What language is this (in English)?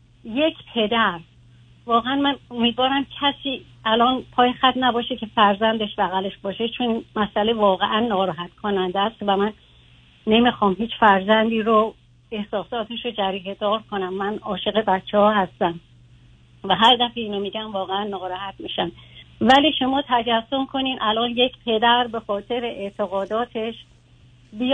Persian